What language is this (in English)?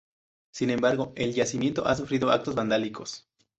Spanish